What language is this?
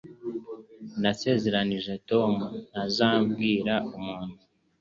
Kinyarwanda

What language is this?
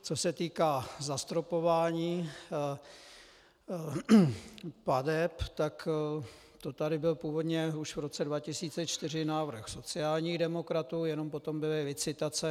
Czech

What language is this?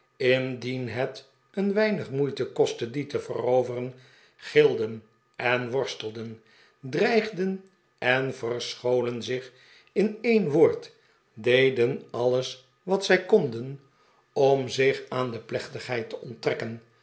Dutch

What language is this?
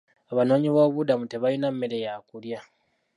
Ganda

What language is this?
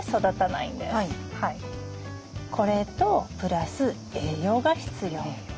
Japanese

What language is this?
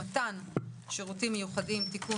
Hebrew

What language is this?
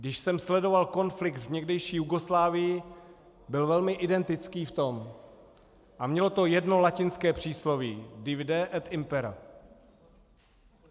Czech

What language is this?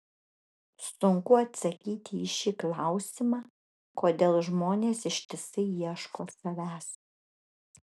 Lithuanian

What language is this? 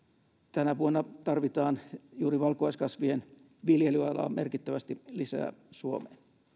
Finnish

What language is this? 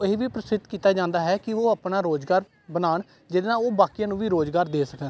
Punjabi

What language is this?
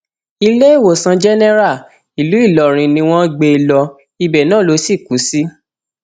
Yoruba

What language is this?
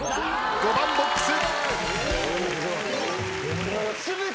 Japanese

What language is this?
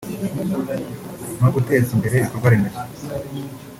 Kinyarwanda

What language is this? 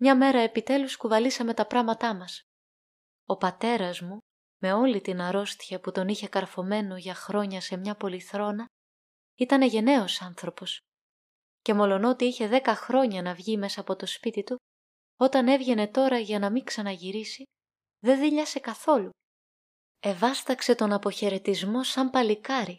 Greek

